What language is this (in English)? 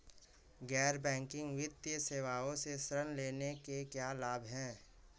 Hindi